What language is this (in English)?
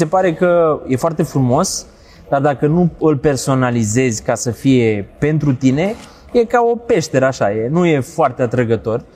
Romanian